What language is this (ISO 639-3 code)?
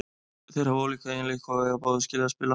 isl